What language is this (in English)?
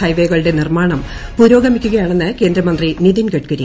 Malayalam